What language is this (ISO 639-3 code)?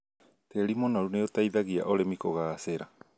kik